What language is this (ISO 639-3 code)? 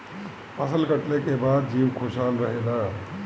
bho